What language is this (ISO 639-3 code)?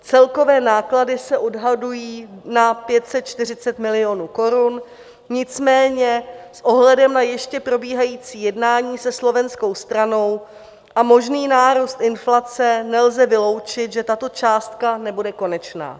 ces